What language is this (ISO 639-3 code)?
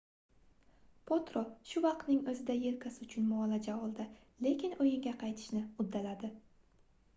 uzb